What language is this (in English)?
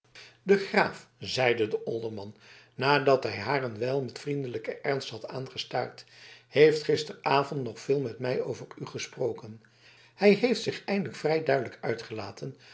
Dutch